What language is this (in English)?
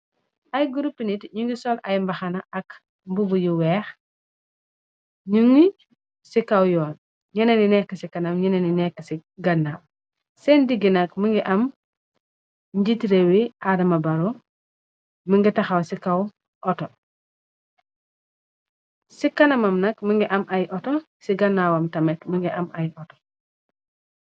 Wolof